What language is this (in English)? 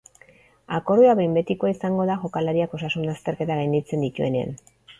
Basque